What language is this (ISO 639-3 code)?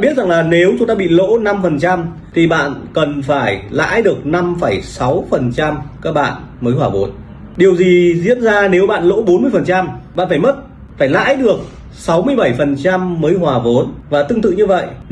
vie